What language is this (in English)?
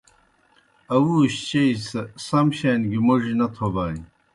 Kohistani Shina